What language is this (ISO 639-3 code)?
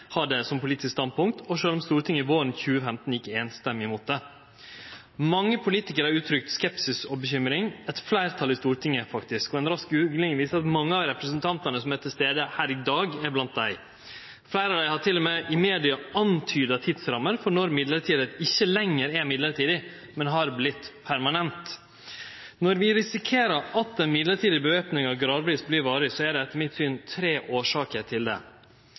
nno